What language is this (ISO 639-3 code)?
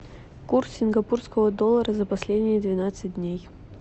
rus